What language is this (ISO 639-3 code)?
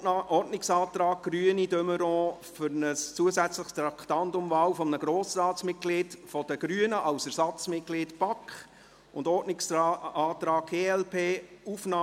gsw